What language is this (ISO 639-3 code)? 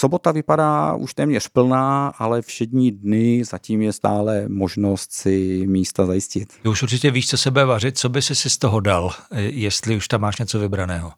ces